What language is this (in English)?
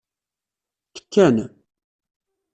Kabyle